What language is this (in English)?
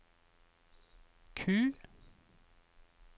Norwegian